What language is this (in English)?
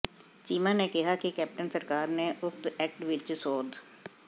Punjabi